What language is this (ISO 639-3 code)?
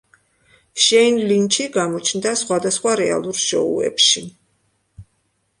kat